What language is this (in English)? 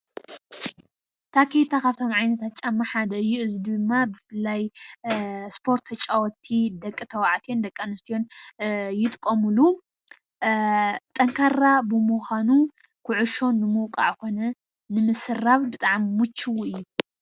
Tigrinya